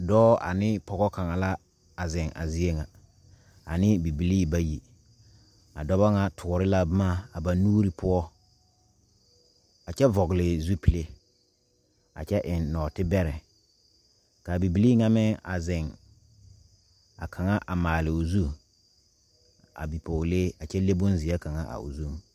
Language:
Southern Dagaare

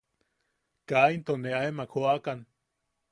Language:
Yaqui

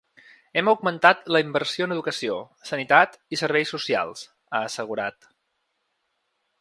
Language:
Catalan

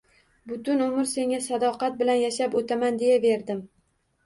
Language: Uzbek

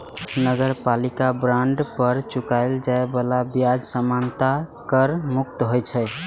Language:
Maithili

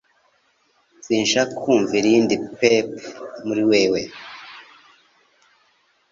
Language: Kinyarwanda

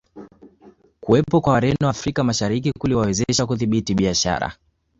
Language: Swahili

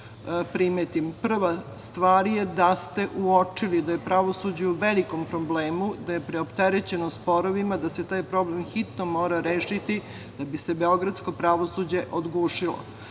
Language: Serbian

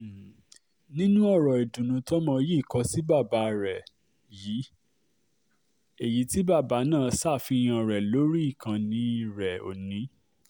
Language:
Yoruba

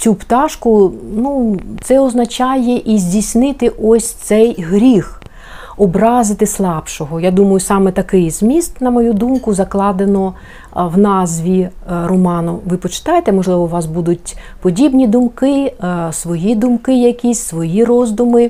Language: Ukrainian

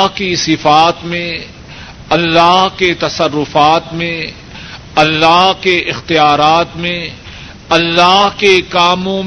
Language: Urdu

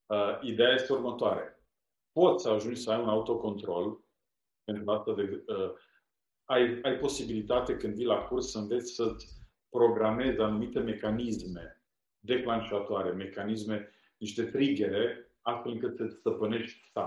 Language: Romanian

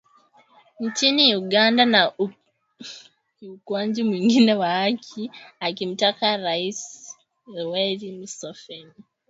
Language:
Swahili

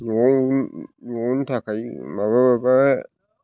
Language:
Bodo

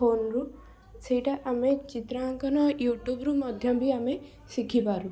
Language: Odia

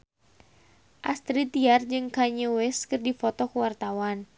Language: Sundanese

